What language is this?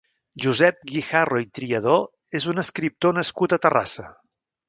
Catalan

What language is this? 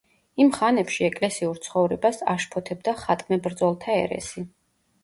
Georgian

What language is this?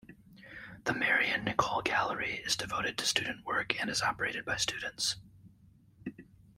English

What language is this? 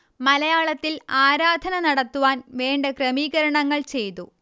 Malayalam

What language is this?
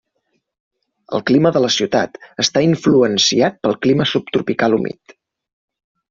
Catalan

